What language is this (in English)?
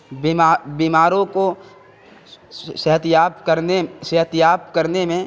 Urdu